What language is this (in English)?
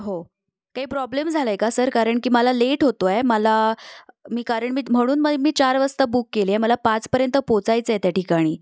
Marathi